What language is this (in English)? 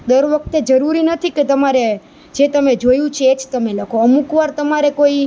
Gujarati